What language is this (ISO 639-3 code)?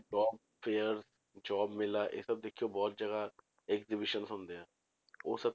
pan